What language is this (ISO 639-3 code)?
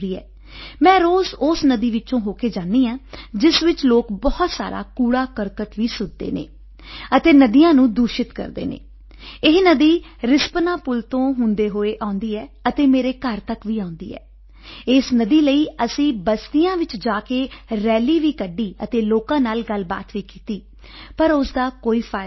pan